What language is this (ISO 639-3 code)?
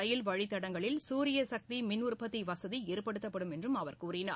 tam